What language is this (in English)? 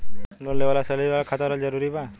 Bhojpuri